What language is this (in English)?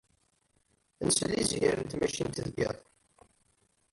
Kabyle